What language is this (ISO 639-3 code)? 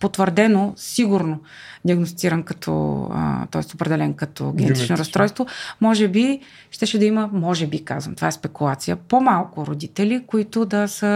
bul